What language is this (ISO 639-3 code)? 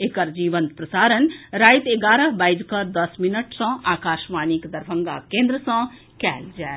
mai